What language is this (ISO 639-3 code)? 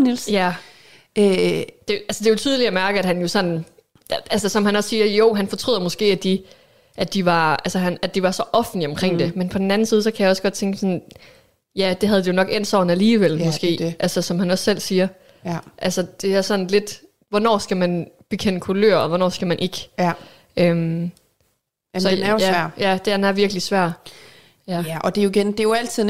dan